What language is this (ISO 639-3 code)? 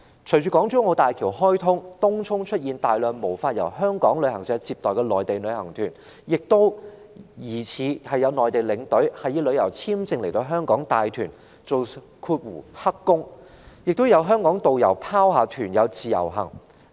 yue